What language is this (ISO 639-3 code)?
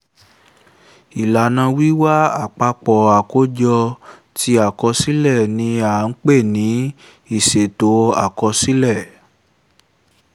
yor